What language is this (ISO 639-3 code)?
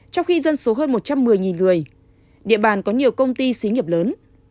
vie